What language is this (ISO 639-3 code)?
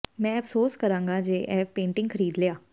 pan